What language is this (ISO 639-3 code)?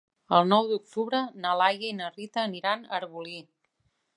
cat